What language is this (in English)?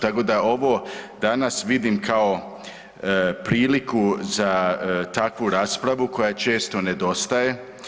Croatian